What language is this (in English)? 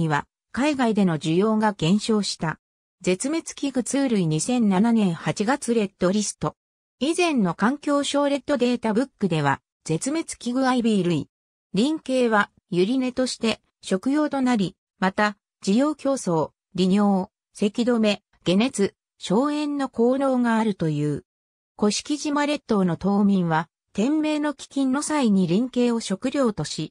Japanese